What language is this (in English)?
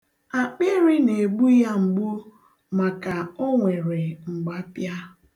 Igbo